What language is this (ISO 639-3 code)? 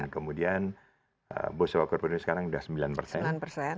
ind